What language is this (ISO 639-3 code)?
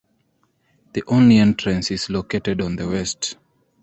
eng